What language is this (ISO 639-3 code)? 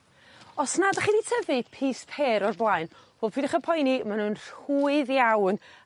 cym